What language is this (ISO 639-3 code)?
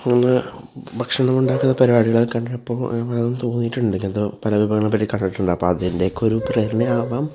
mal